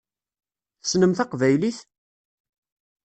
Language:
Kabyle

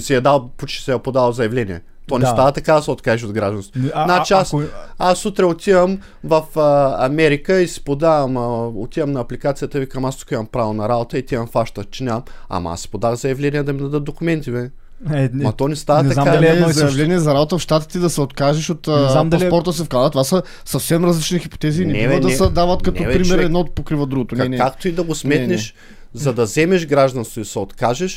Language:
Bulgarian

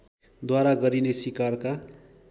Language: Nepali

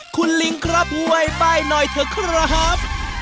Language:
Thai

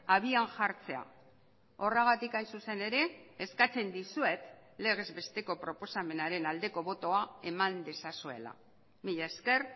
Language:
Basque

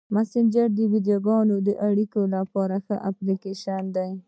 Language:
Pashto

